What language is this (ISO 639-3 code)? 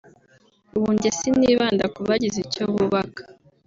kin